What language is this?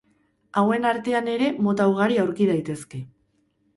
Basque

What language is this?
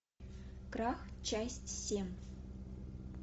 Russian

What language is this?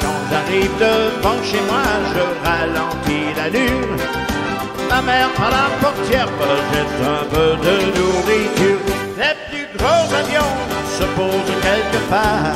French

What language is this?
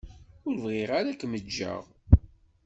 Kabyle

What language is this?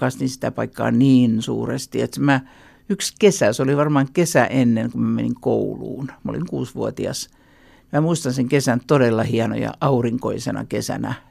Finnish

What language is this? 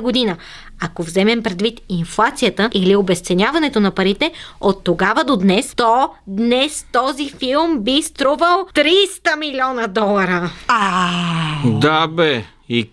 Bulgarian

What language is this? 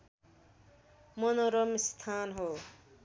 Nepali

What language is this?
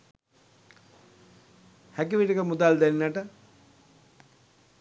Sinhala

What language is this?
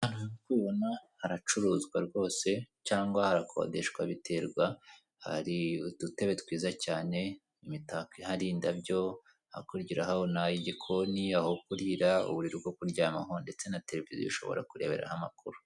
Kinyarwanda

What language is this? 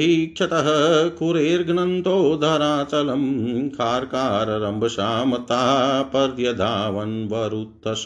Hindi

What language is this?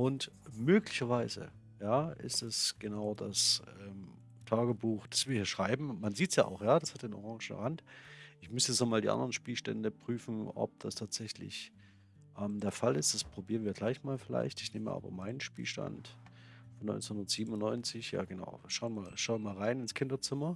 German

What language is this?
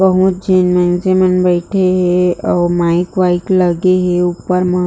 Chhattisgarhi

